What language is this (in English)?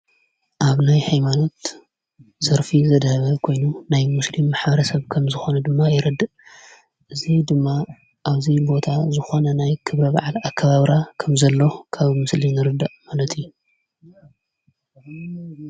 Tigrinya